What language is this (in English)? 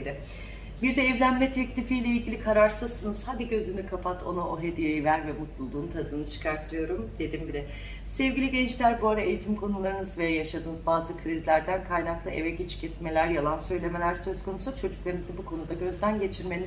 Turkish